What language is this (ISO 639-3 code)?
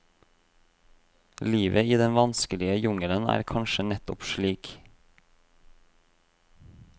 nor